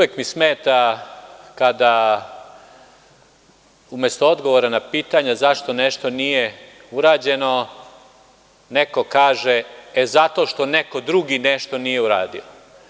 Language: Serbian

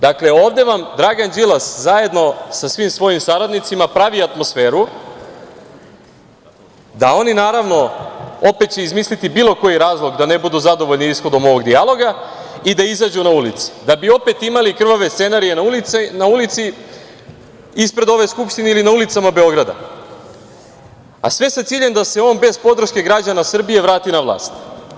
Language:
Serbian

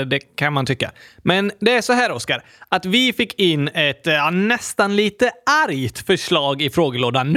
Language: Swedish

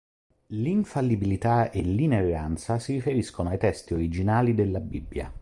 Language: Italian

